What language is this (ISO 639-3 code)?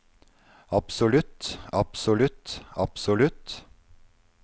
nor